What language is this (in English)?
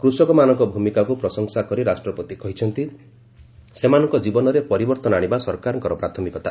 Odia